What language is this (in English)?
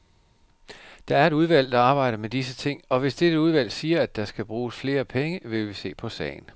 Danish